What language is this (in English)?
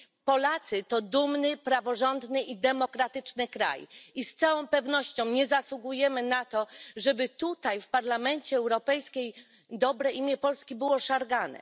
Polish